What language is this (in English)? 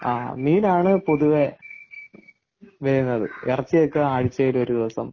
Malayalam